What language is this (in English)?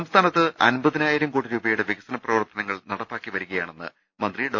Malayalam